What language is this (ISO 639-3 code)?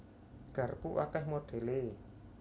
jav